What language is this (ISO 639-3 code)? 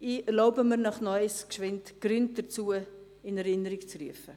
gsw